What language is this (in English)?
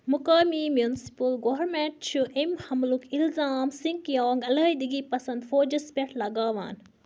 Kashmiri